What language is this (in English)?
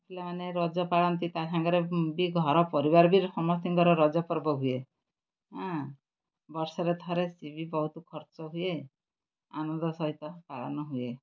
Odia